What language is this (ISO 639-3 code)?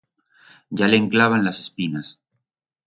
arg